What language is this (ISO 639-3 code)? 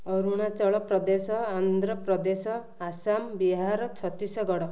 ori